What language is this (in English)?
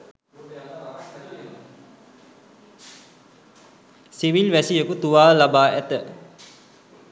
Sinhala